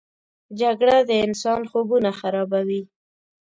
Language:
Pashto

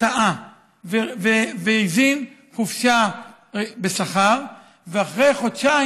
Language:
Hebrew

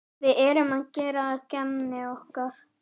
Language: Icelandic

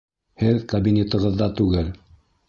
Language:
Bashkir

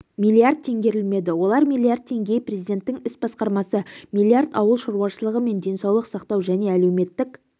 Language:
Kazakh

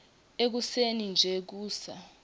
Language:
Swati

